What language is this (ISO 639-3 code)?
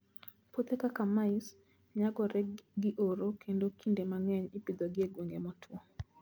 luo